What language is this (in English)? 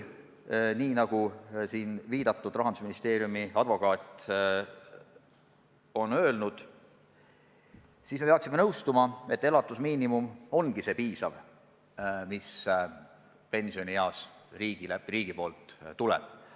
Estonian